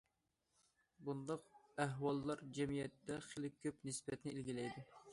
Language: Uyghur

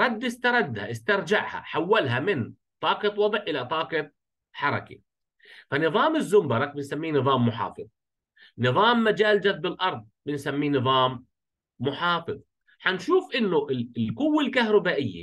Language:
Arabic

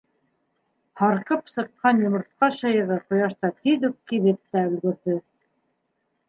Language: Bashkir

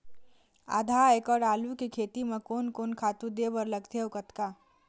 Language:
Chhattisgarhi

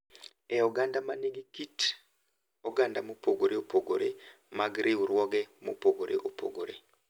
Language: Luo (Kenya and Tanzania)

